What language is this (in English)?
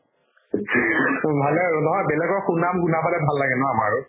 Assamese